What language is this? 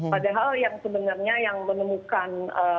Indonesian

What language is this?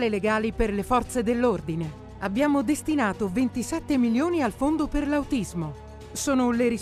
Italian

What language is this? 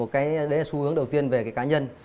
Vietnamese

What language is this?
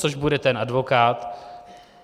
Czech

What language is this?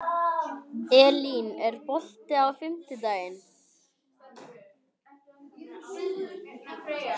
Icelandic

